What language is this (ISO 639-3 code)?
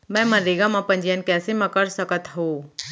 hne